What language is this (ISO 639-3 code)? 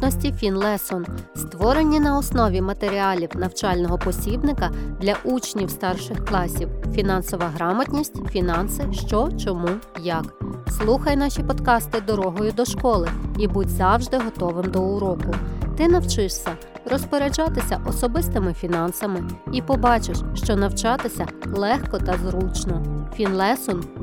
ukr